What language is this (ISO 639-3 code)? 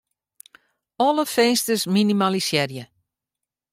fry